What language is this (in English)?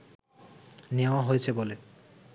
Bangla